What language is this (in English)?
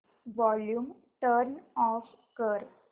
Marathi